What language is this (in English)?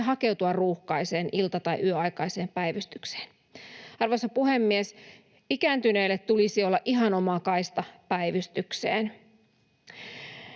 Finnish